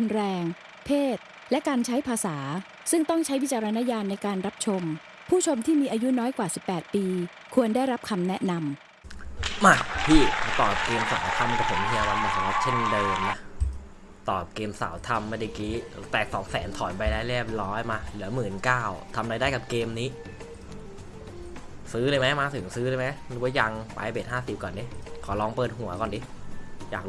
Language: Thai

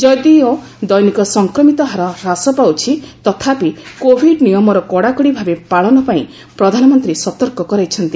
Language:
Odia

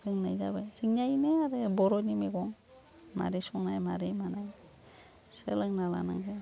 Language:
Bodo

